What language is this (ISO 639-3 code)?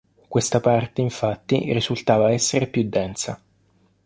ita